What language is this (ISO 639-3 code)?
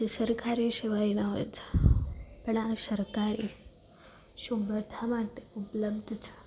guj